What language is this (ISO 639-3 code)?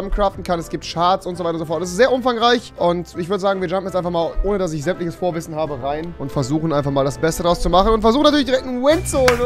deu